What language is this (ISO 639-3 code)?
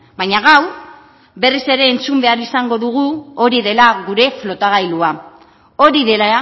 eus